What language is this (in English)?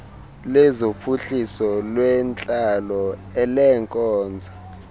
Xhosa